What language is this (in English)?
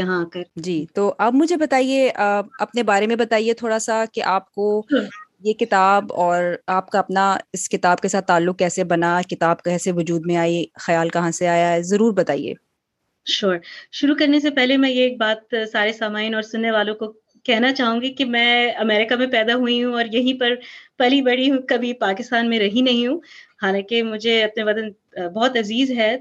Urdu